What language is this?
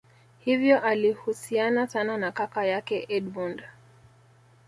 Swahili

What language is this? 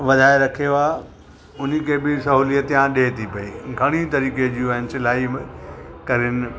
Sindhi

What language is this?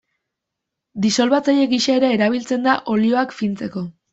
Basque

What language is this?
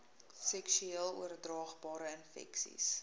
Afrikaans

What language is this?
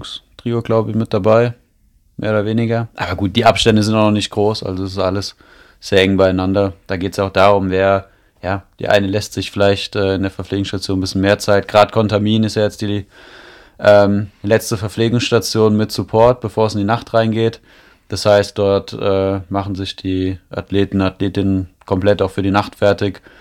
German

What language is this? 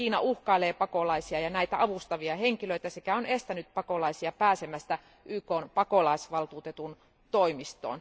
Finnish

